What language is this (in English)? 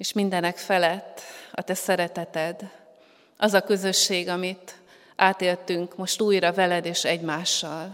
Hungarian